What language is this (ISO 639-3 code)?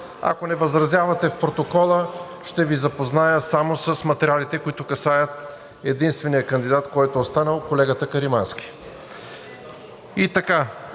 bul